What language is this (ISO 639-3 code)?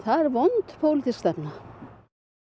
isl